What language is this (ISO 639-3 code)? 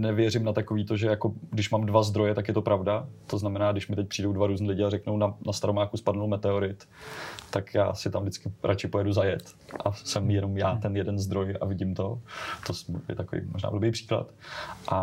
ces